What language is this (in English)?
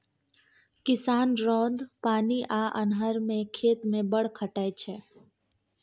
Maithili